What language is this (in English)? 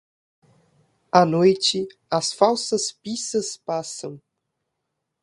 Portuguese